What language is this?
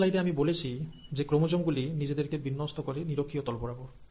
Bangla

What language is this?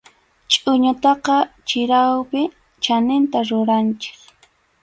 Arequipa-La Unión Quechua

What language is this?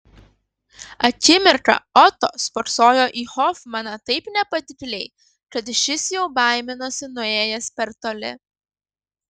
Lithuanian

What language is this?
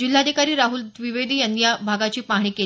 Marathi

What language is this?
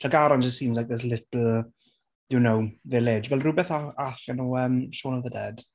Welsh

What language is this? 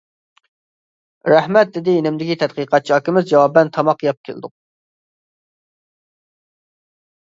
Uyghur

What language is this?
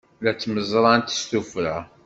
Kabyle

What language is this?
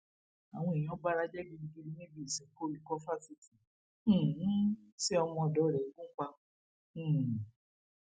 Yoruba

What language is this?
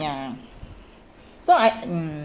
English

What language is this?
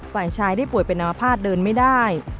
Thai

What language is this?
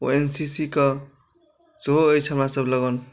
Maithili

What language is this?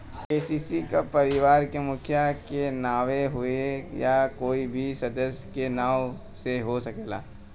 Bhojpuri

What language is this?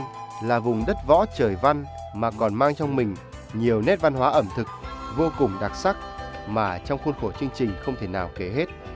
Vietnamese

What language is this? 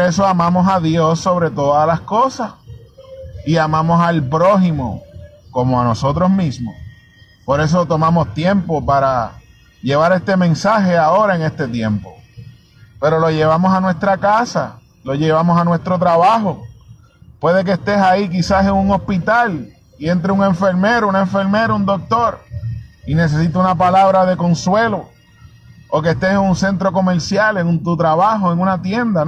Spanish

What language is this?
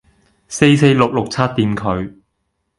Cantonese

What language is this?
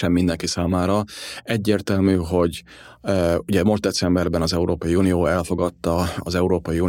Hungarian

